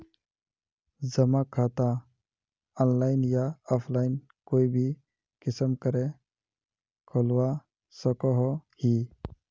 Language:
Magahi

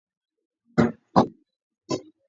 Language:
Georgian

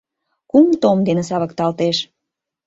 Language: Mari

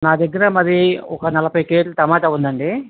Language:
Telugu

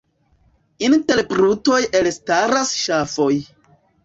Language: Esperanto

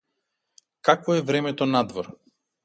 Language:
Macedonian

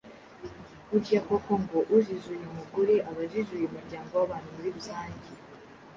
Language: Kinyarwanda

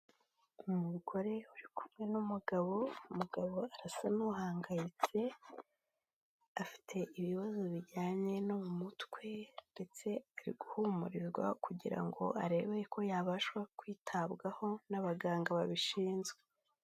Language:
Kinyarwanda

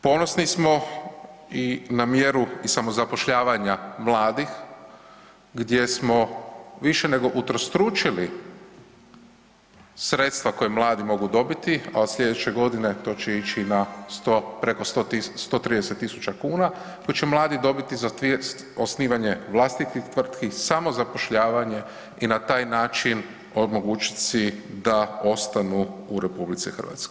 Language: Croatian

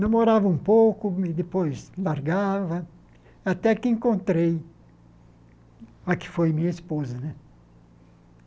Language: Portuguese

